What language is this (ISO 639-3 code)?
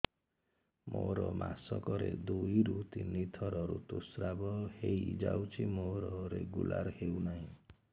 ori